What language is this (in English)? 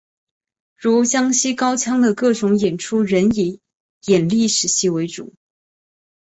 Chinese